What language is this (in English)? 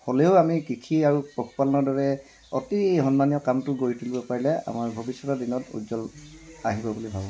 Assamese